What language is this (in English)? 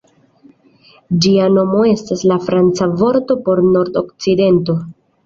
Esperanto